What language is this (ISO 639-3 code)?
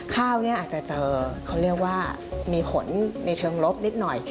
tha